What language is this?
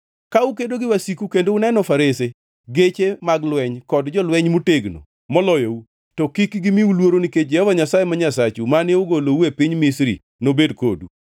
Luo (Kenya and Tanzania)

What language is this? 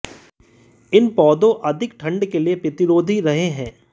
Hindi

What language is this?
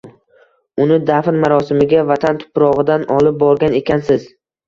Uzbek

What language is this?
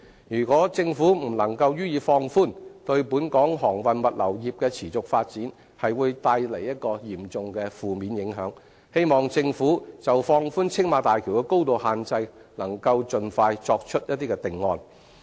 Cantonese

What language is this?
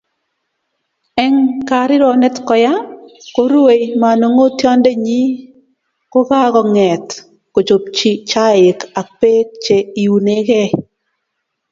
Kalenjin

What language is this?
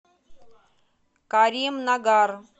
Russian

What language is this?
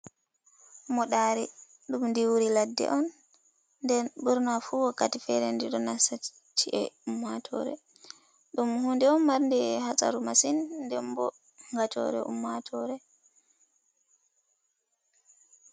Fula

